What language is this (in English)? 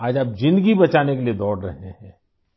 Urdu